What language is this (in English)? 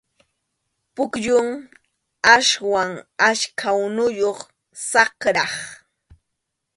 Arequipa-La Unión Quechua